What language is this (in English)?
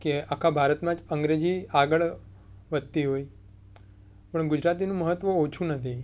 Gujarati